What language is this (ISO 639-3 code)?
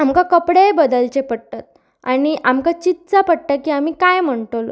kok